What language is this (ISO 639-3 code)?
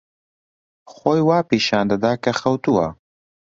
ckb